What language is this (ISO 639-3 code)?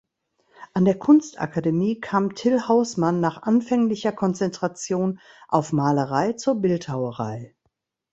deu